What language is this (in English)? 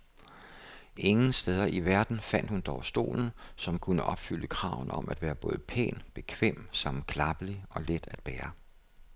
Danish